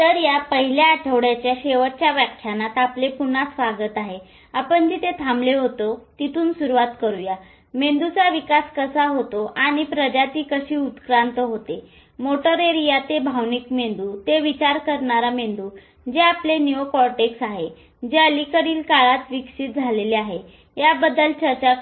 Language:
Marathi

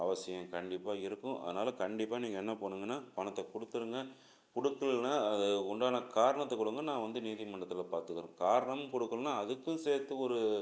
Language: Tamil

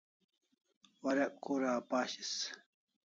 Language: Kalasha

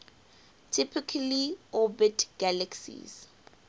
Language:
English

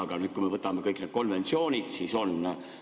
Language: Estonian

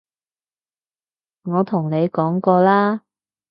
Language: Cantonese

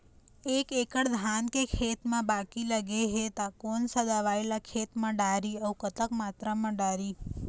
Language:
Chhattisgarhi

